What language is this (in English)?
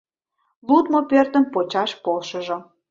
Mari